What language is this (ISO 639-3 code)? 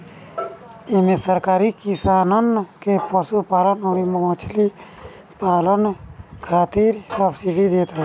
bho